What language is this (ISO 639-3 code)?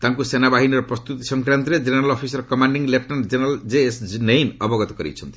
ori